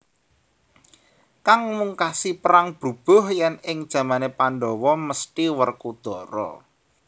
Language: Javanese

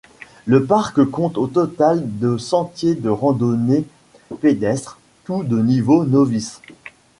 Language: French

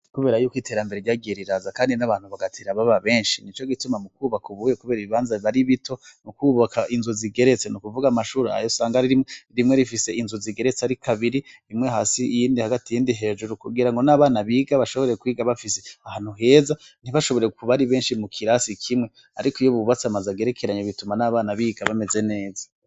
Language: Rundi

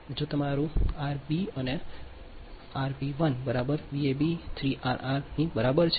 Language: Gujarati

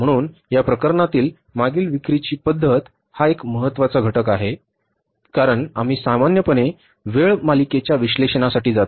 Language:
Marathi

